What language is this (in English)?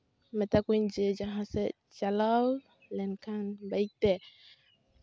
Santali